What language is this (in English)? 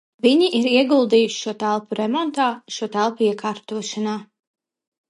Latvian